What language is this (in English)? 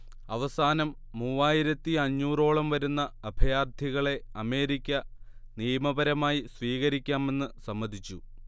Malayalam